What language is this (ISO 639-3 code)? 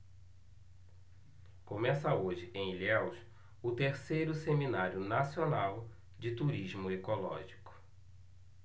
por